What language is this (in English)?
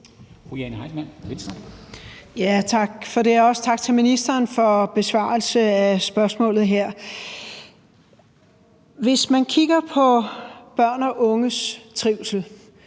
Danish